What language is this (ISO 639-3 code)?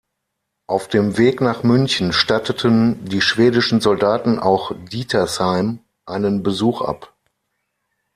deu